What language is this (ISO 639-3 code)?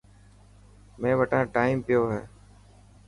mki